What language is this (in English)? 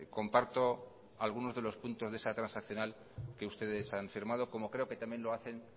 Spanish